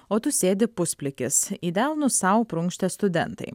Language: Lithuanian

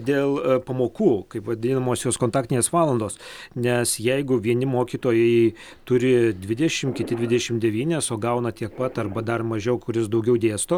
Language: Lithuanian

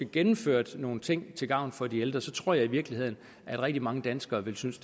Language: Danish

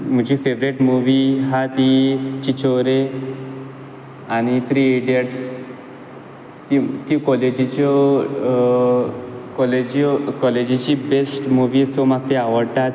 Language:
Konkani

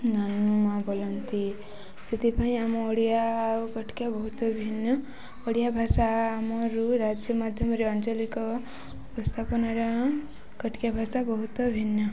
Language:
Odia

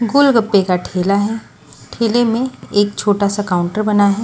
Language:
Hindi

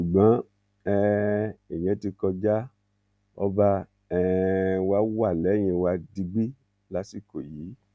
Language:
Yoruba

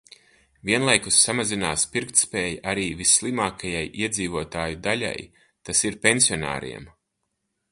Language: Latvian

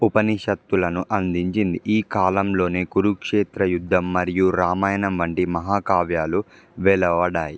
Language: Telugu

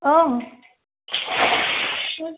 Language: Assamese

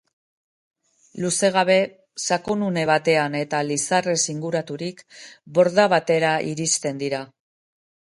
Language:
Basque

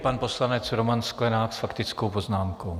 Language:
Czech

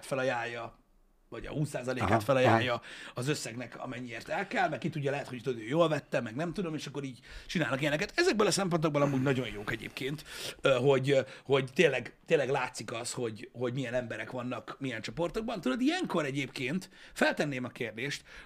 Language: Hungarian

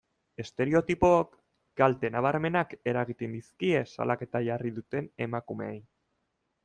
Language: Basque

